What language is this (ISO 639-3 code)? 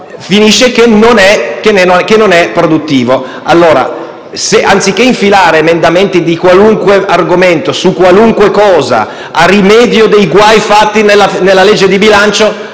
ita